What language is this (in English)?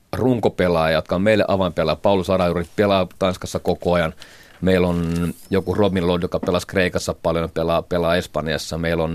Finnish